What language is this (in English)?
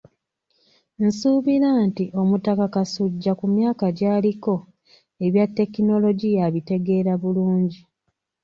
Ganda